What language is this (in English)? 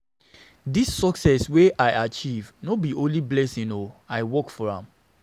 Nigerian Pidgin